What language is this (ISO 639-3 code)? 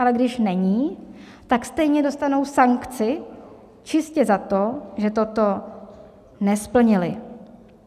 ces